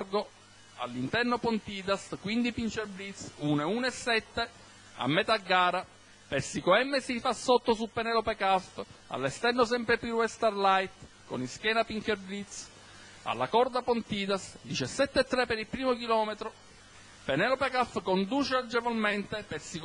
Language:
Italian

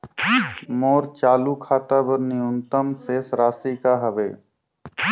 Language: Chhattisgarhi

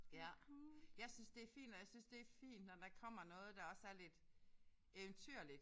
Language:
Danish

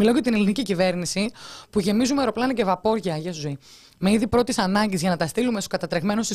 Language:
Greek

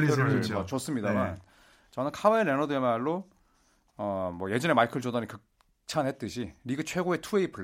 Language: Korean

